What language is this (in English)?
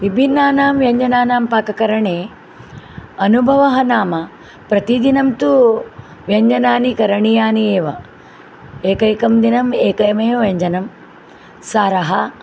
Sanskrit